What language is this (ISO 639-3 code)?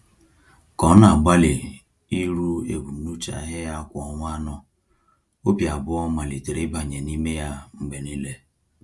ibo